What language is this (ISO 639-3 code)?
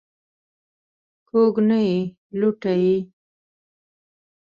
pus